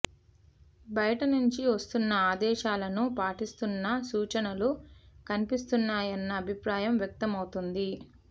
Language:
Telugu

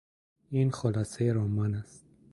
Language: Persian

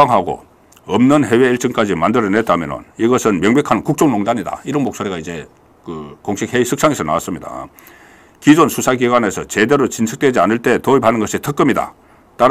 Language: Korean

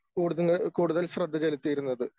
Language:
Malayalam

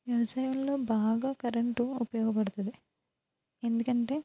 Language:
Telugu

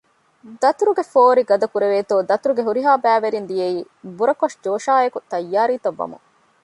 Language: Divehi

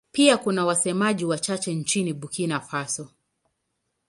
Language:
Swahili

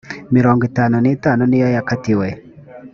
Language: Kinyarwanda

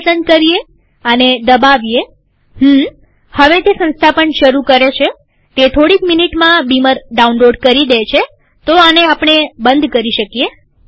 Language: Gujarati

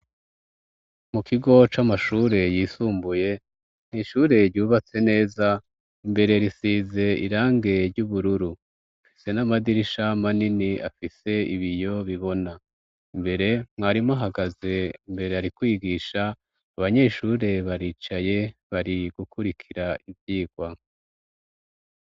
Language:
Rundi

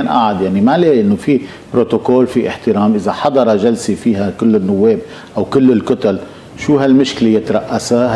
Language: Arabic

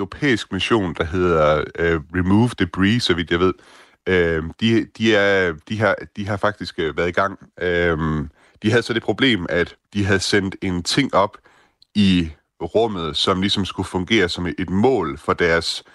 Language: Danish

